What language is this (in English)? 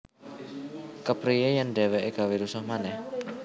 Javanese